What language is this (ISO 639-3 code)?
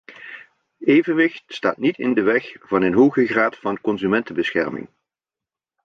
nld